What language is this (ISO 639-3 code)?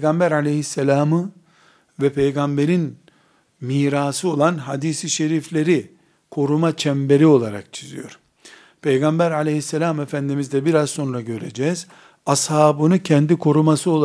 tur